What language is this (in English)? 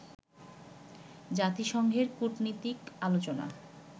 Bangla